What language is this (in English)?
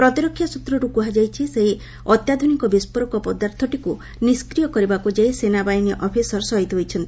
Odia